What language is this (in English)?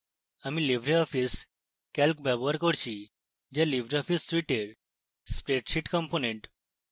Bangla